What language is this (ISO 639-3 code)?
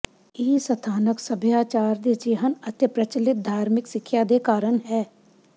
pan